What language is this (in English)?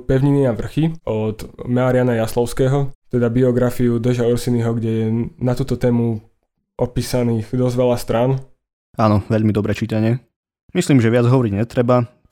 Slovak